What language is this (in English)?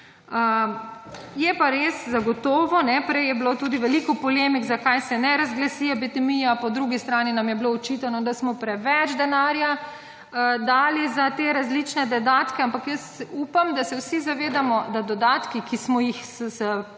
Slovenian